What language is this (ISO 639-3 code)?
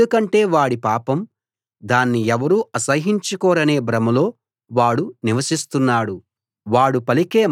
tel